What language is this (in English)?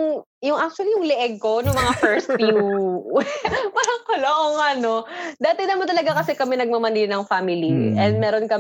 Filipino